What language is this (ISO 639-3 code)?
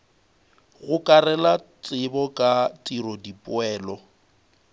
nso